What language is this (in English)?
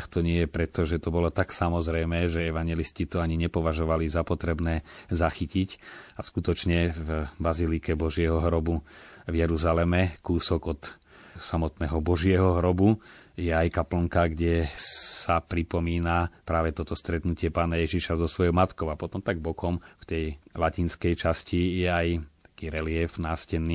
Slovak